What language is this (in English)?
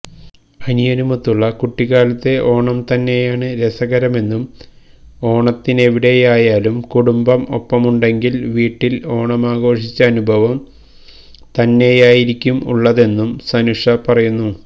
Malayalam